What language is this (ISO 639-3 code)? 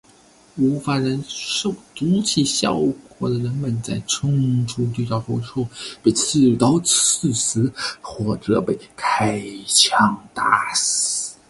zho